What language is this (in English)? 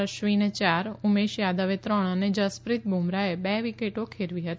Gujarati